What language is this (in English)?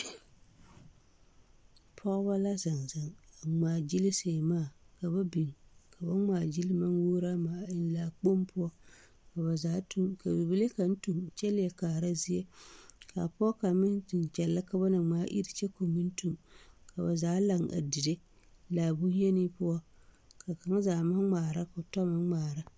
Southern Dagaare